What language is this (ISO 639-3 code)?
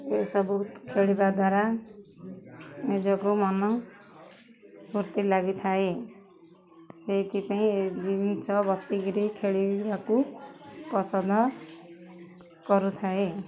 ori